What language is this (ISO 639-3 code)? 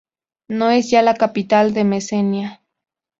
spa